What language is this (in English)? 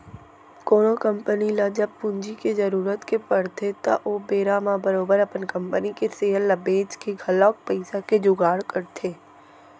Chhattisgarhi